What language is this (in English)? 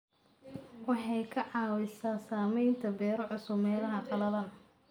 Somali